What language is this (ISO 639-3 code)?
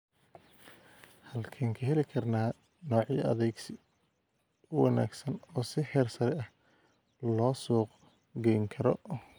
som